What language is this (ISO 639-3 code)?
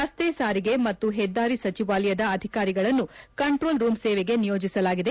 kan